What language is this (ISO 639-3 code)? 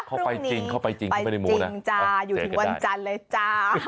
tha